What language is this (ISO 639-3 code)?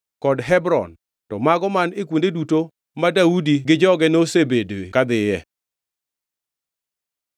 luo